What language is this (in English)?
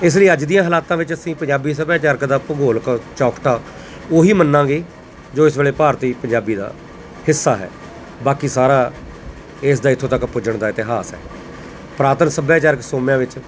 Punjabi